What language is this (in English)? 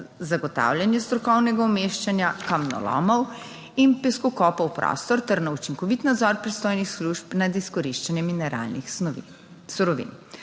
Slovenian